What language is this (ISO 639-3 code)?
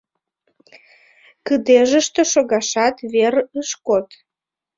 chm